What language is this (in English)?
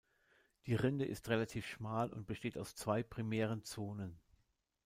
German